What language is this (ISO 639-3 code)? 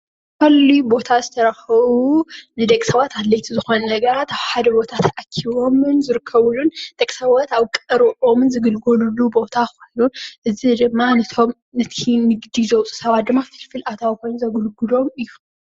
tir